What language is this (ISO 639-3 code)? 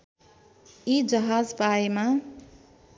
nep